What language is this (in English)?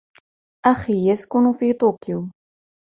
Arabic